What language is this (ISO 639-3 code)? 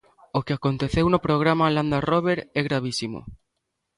glg